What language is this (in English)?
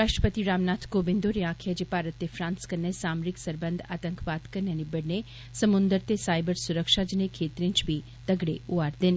Dogri